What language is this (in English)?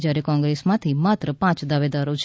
Gujarati